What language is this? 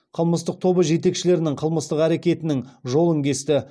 Kazakh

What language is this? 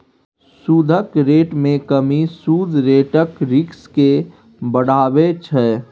Maithili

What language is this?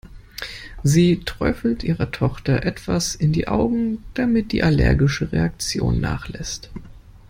German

